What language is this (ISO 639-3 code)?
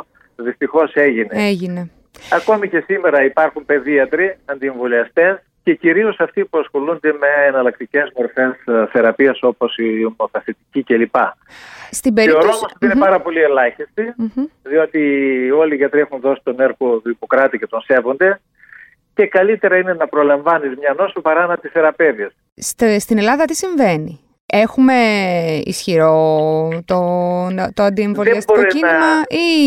ell